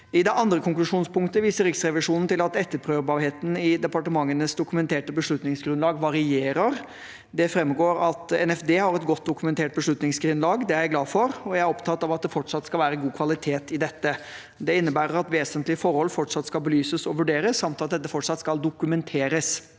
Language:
Norwegian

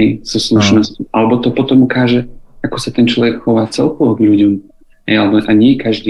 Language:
Slovak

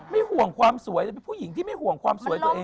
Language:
Thai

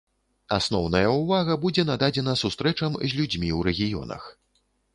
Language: Belarusian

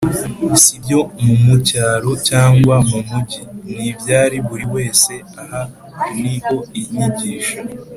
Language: Kinyarwanda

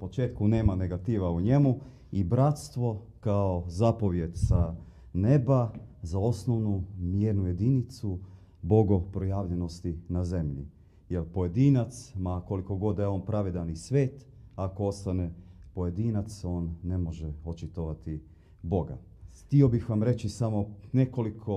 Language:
Croatian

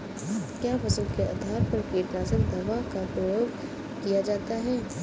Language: Hindi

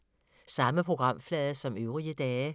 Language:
Danish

